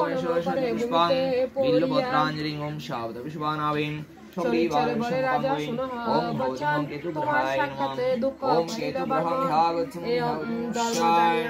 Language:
Romanian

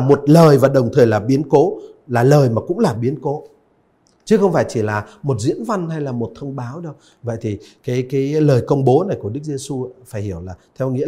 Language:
Vietnamese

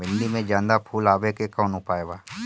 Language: Bhojpuri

